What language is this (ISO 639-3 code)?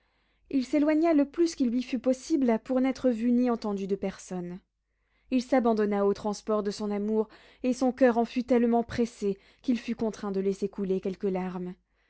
fra